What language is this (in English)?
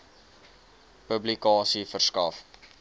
Afrikaans